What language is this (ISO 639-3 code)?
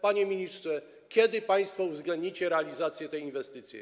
pol